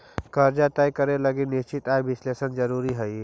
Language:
Magahi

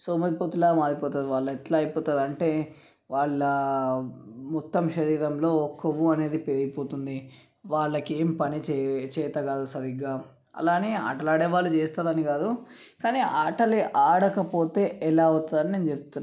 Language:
Telugu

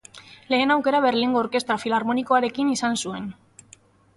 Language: Basque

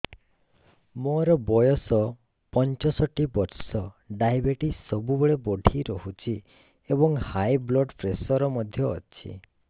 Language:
Odia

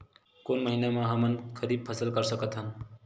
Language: Chhattisgarhi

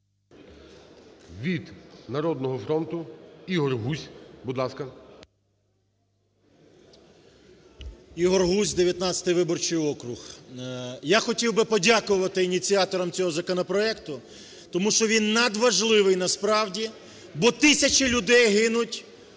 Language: Ukrainian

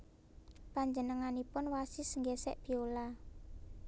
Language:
Javanese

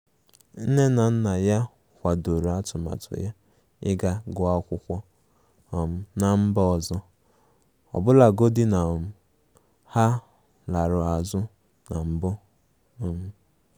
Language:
Igbo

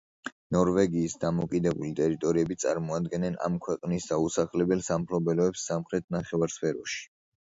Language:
Georgian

